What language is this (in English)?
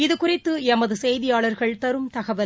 Tamil